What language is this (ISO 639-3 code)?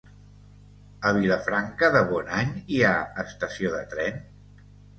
cat